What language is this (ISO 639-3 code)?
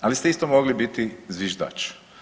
hrv